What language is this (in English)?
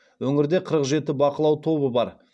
Kazakh